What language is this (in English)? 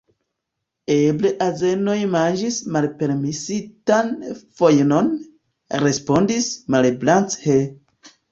Esperanto